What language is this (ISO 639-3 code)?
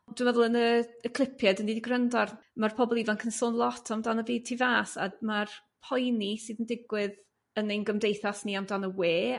cym